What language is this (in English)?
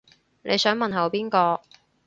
Cantonese